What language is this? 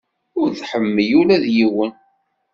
Kabyle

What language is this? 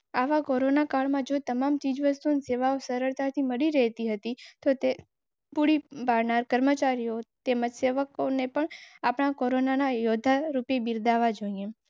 Gujarati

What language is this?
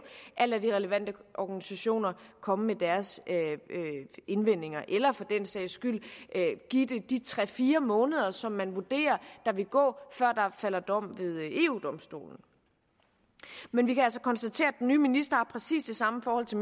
Danish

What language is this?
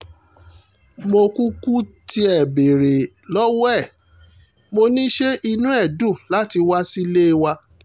Yoruba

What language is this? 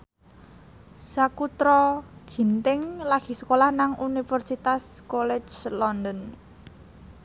Javanese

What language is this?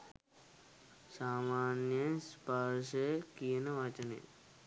Sinhala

